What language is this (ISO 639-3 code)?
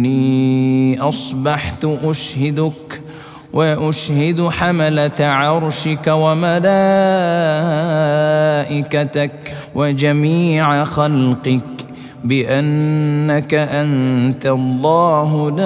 ara